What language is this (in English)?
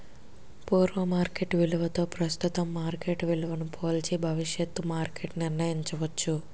Telugu